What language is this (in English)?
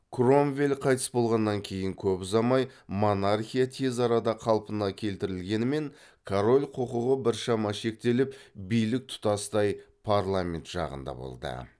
Kazakh